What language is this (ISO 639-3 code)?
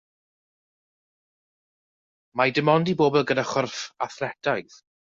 cym